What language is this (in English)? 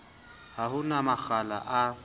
Southern Sotho